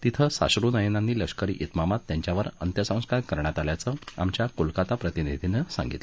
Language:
Marathi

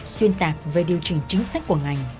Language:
Vietnamese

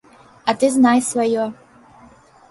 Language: Belarusian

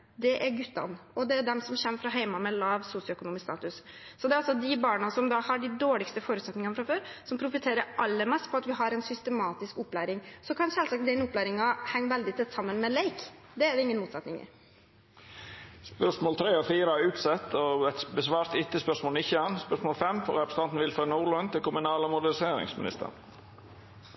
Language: Norwegian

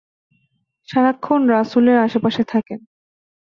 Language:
Bangla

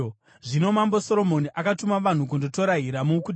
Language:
Shona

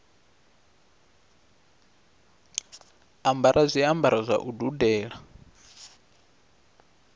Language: Venda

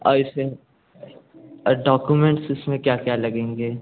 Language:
Hindi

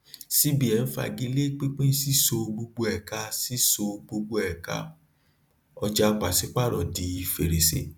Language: Yoruba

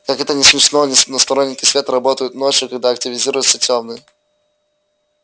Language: Russian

